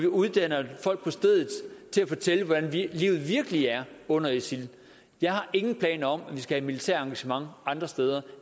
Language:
Danish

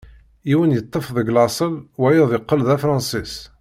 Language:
Kabyle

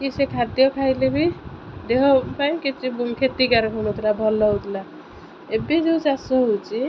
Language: Odia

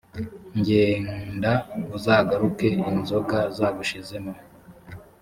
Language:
Kinyarwanda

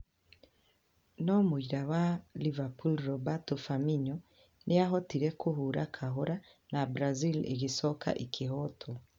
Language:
Kikuyu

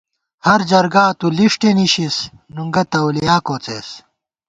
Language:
Gawar-Bati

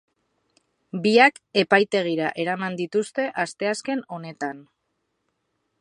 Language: Basque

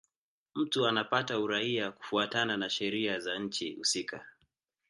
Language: Swahili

